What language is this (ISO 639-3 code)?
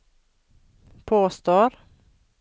nor